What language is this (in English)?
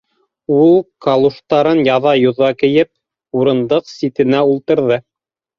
Bashkir